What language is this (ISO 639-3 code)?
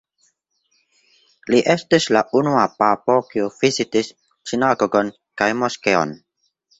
epo